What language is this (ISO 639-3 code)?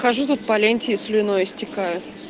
rus